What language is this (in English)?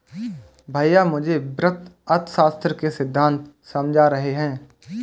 Hindi